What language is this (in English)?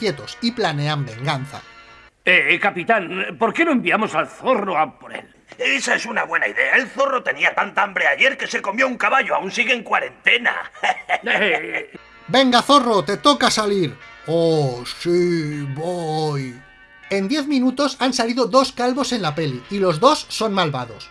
Spanish